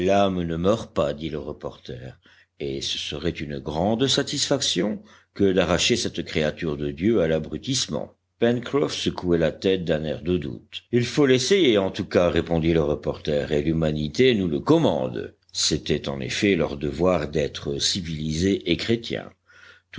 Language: French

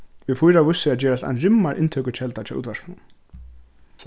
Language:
Faroese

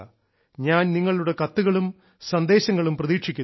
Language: Malayalam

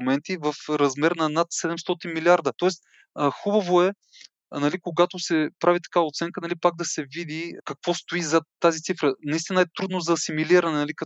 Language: Bulgarian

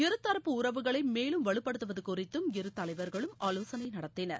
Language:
Tamil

